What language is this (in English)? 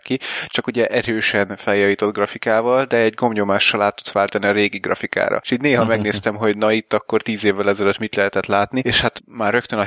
Hungarian